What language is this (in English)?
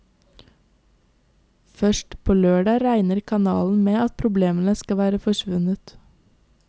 Norwegian